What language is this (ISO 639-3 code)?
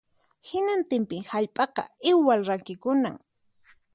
qxp